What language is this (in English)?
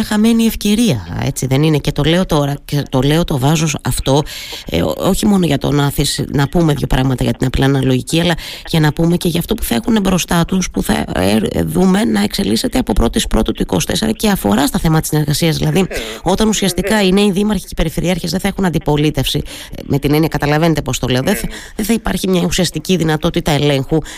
Greek